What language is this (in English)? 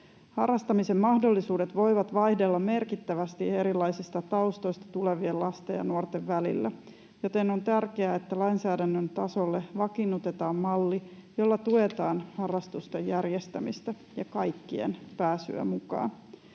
Finnish